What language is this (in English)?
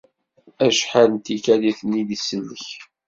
Kabyle